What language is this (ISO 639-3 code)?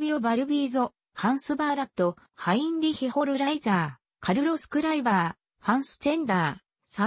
jpn